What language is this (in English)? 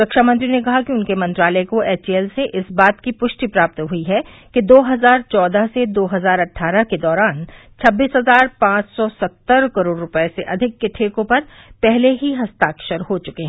Hindi